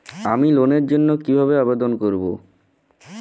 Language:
Bangla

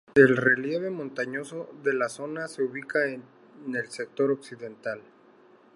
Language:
Spanish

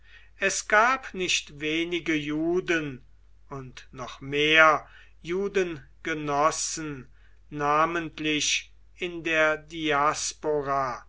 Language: German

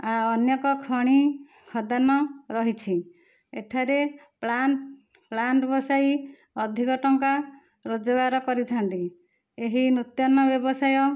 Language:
Odia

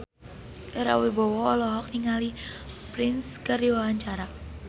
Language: Sundanese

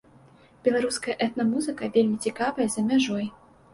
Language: Belarusian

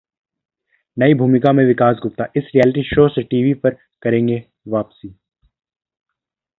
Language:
Hindi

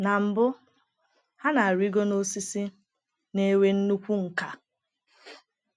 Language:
Igbo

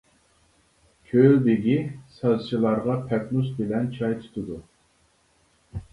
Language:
Uyghur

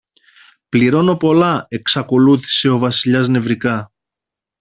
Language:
Greek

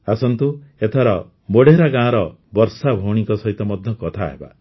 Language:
Odia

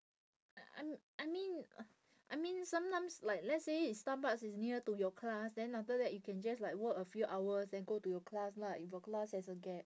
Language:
English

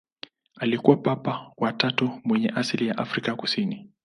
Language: Swahili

